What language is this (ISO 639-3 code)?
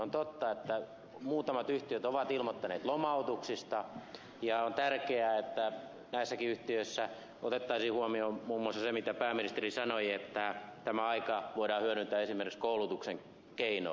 fin